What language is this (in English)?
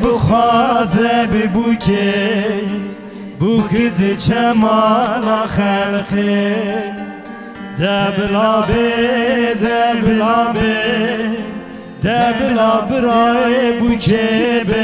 Turkish